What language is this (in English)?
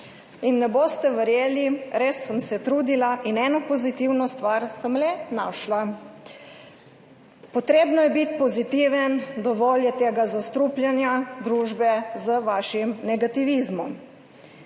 Slovenian